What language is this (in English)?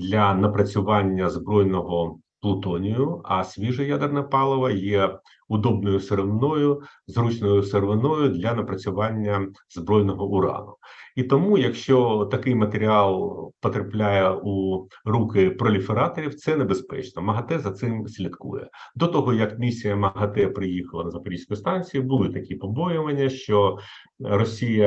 Ukrainian